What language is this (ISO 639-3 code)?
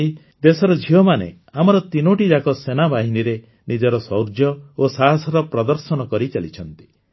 ori